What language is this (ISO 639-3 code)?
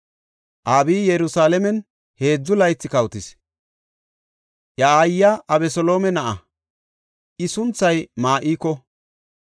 gof